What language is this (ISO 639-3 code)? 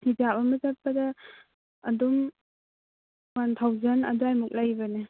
mni